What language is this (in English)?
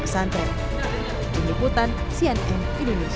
Indonesian